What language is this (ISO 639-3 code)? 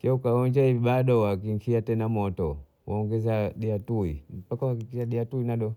bou